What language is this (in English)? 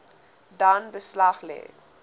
Afrikaans